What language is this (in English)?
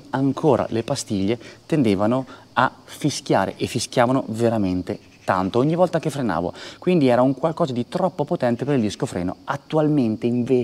Italian